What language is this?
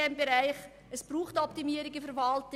Swiss German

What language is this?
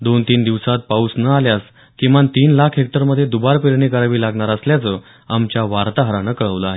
Marathi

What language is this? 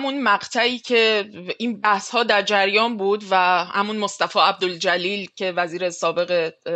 Persian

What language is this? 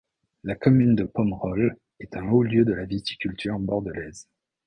French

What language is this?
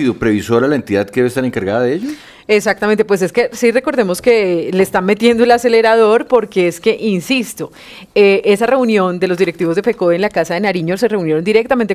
Spanish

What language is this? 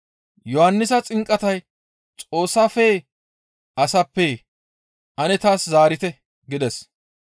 Gamo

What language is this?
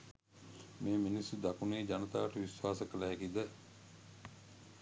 Sinhala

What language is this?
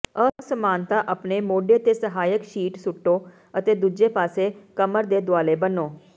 Punjabi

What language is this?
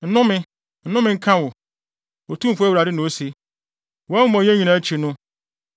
Akan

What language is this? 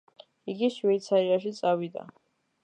Georgian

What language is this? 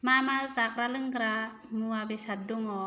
Bodo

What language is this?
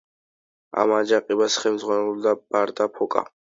Georgian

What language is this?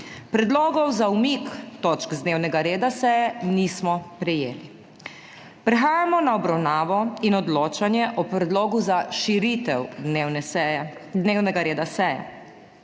Slovenian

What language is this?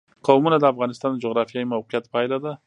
Pashto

